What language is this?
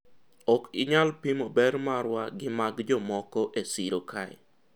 Luo (Kenya and Tanzania)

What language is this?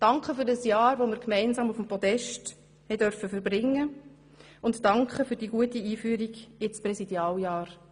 Swiss German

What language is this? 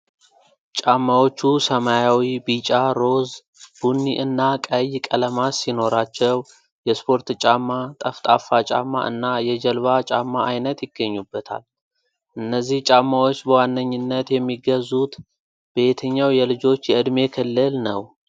Amharic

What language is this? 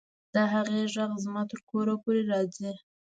Pashto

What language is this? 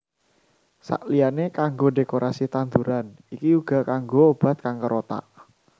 Javanese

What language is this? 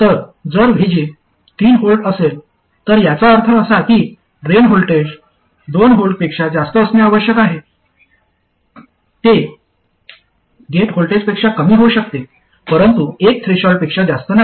Marathi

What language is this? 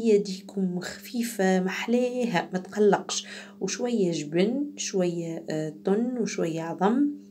Arabic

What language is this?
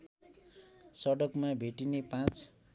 Nepali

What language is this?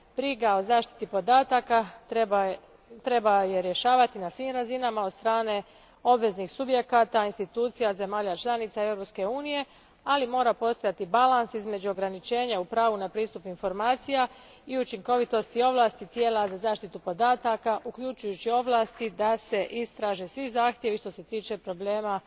Croatian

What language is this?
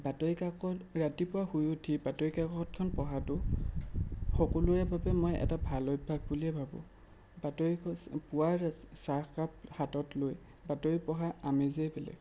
Assamese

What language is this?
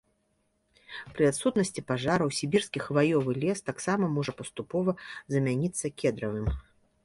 Belarusian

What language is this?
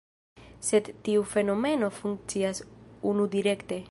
Esperanto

